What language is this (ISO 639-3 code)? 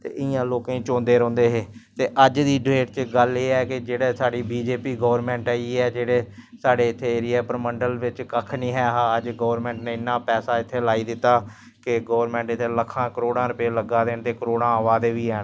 doi